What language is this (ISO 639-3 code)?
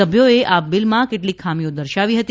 guj